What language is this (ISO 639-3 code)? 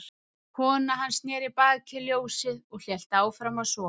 isl